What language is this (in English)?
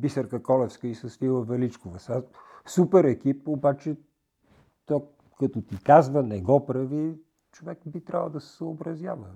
Bulgarian